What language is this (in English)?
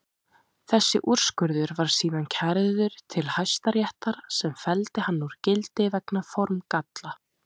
Icelandic